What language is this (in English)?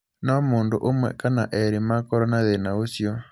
Kikuyu